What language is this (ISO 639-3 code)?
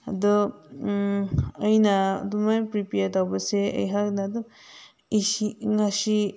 mni